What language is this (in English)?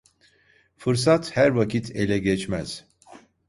Turkish